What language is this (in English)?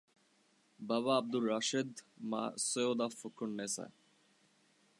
Bangla